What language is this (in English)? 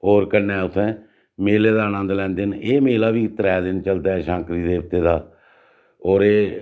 Dogri